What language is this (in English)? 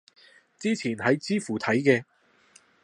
Cantonese